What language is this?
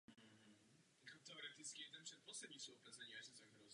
Czech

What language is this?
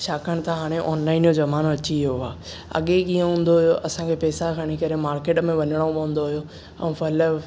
Sindhi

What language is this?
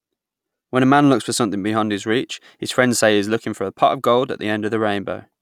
English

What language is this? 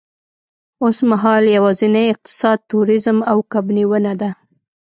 Pashto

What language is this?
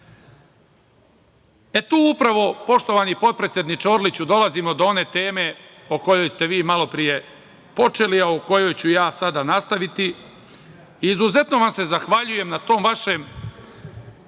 Serbian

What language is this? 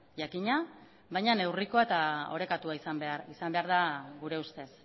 Basque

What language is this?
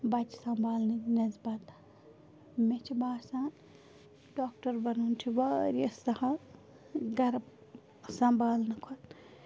Kashmiri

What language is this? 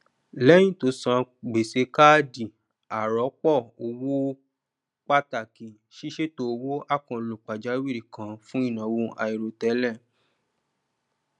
Yoruba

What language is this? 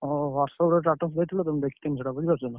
Odia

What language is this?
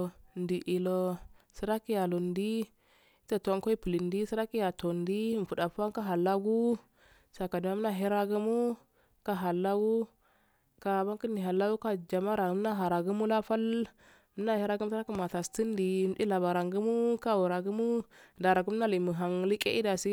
Afade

